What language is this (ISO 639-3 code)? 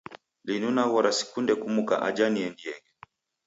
dav